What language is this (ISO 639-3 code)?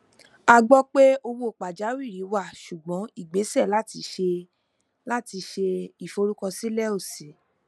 yor